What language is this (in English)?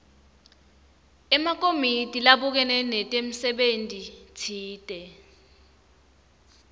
Swati